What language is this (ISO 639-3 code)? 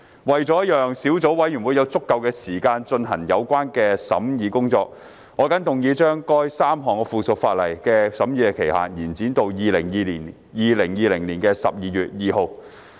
yue